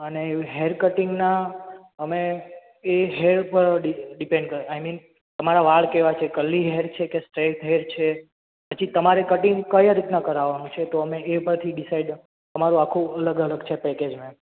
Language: Gujarati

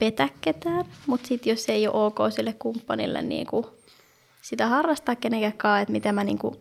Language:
Finnish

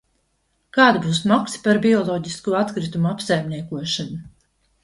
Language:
Latvian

